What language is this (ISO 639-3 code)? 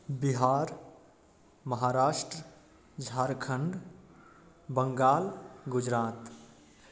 mai